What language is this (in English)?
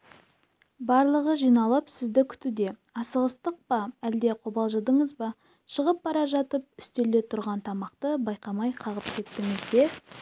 Kazakh